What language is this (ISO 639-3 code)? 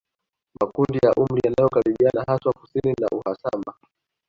swa